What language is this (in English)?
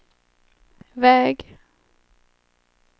Swedish